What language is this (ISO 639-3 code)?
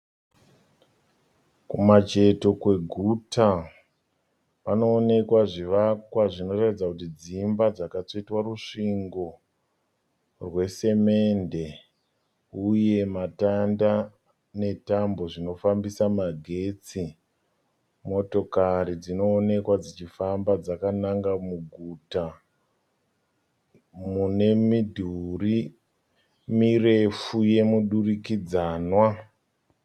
sna